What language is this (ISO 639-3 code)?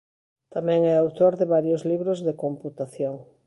glg